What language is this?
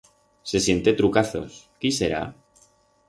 Aragonese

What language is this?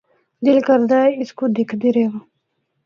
Northern Hindko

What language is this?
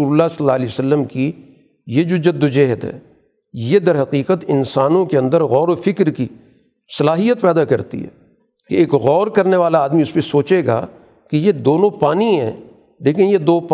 Urdu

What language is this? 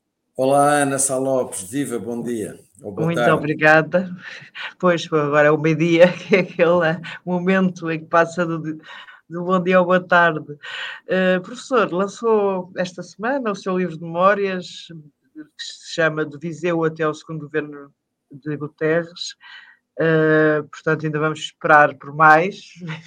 Portuguese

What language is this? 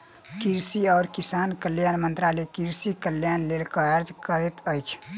Maithili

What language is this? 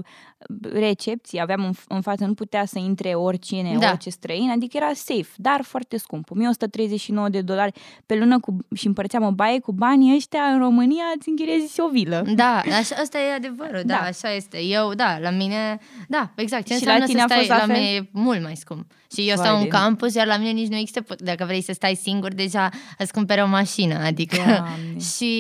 Romanian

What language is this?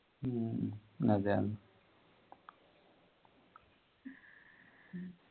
Malayalam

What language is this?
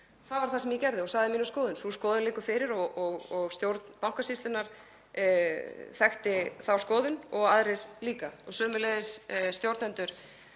Icelandic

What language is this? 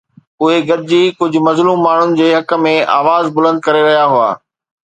Sindhi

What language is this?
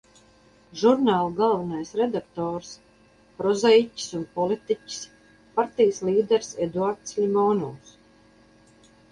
Latvian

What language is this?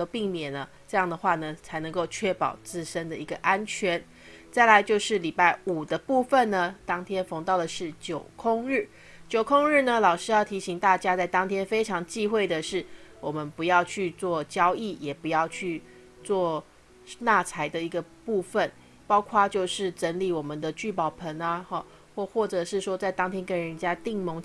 Chinese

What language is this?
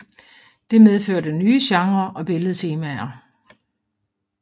Danish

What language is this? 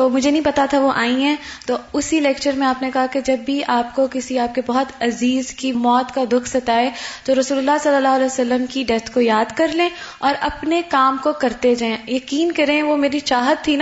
Urdu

